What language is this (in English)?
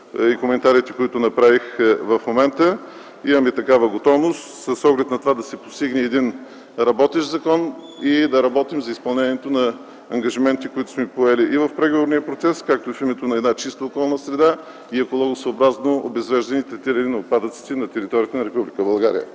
Bulgarian